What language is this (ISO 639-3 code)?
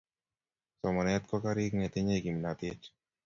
kln